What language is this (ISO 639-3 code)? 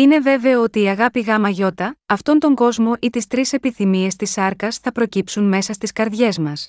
ell